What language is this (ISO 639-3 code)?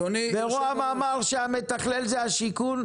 heb